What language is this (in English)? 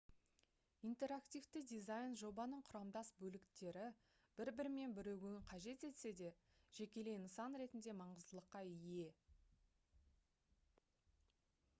Kazakh